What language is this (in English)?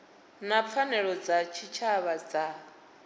Venda